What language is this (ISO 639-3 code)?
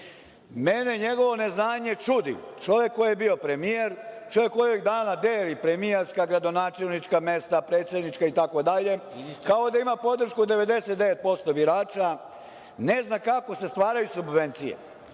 srp